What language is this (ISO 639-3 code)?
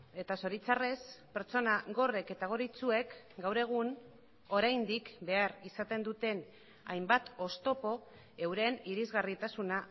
eus